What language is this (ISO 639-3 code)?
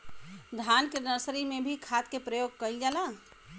bho